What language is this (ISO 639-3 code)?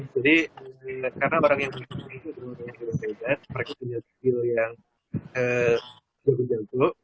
ind